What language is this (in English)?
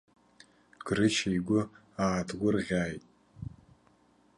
Abkhazian